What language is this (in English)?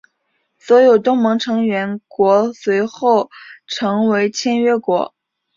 Chinese